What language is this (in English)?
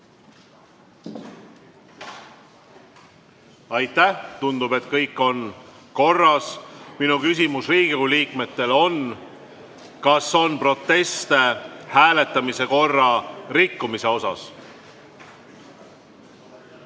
Estonian